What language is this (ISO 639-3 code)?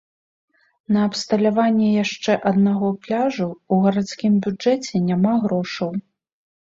bel